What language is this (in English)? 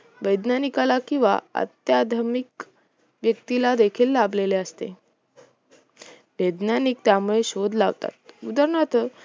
Marathi